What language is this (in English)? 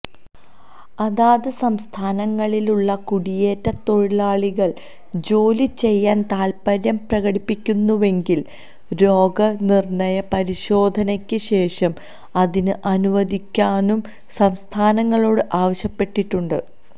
Malayalam